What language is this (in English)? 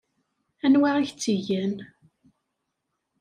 Kabyle